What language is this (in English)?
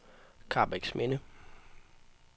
Danish